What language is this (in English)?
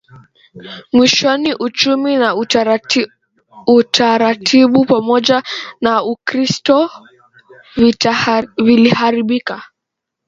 Swahili